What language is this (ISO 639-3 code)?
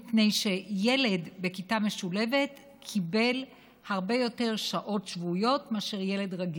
heb